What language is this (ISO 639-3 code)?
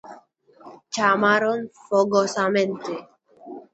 glg